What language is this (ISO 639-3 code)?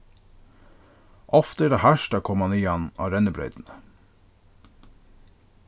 fao